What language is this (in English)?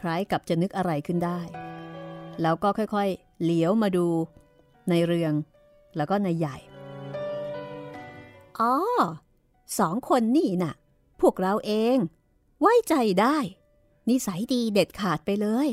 Thai